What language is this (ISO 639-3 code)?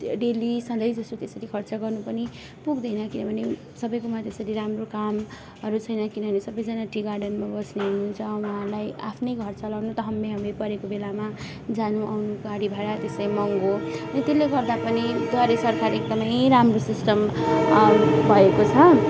nep